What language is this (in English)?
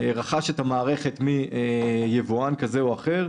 Hebrew